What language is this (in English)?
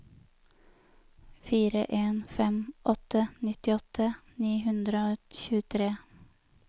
Norwegian